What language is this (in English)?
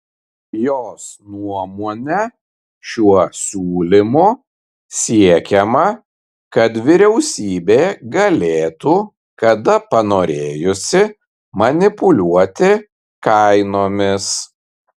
Lithuanian